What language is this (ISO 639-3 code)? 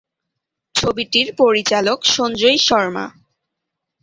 ben